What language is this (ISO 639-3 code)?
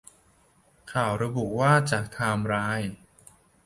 tha